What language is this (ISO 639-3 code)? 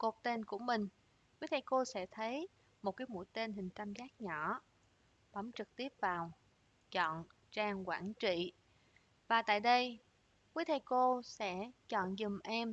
vie